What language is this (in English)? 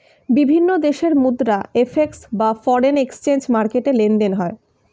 Bangla